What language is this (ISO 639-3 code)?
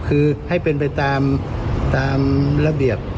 tha